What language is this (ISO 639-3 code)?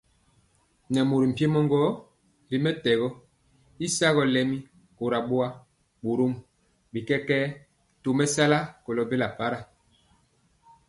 mcx